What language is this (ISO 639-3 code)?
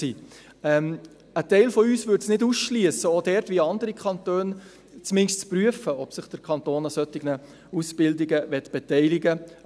gsw